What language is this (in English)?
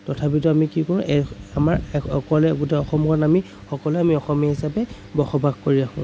Assamese